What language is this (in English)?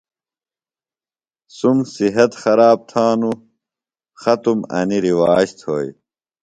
Phalura